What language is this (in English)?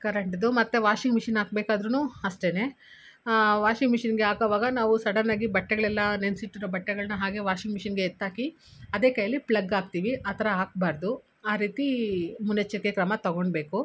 Kannada